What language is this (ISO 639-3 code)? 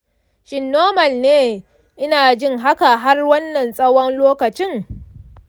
hau